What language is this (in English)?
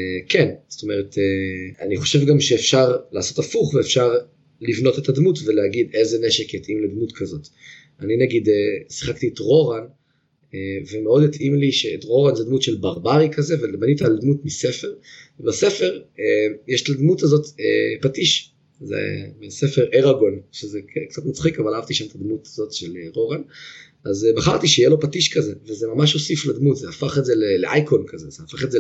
Hebrew